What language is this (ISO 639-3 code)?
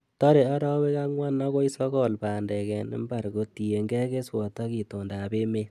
kln